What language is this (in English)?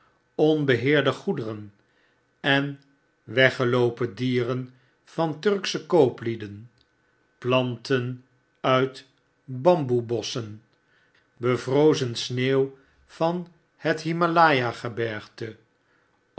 Dutch